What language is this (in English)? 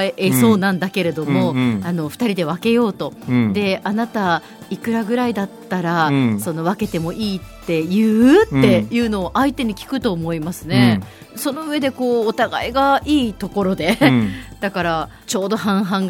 Japanese